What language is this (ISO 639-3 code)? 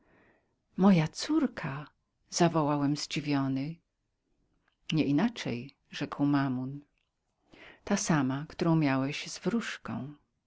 pol